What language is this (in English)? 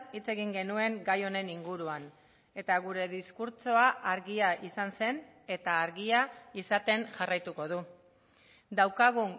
Basque